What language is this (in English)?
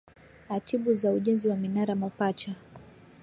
Swahili